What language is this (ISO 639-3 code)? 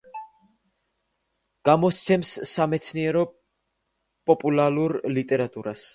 kat